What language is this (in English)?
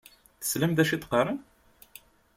Kabyle